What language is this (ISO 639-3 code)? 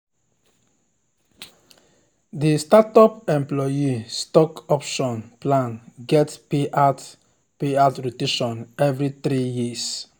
pcm